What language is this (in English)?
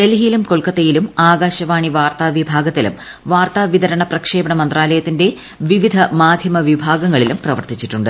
Malayalam